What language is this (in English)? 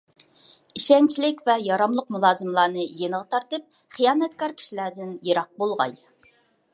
Uyghur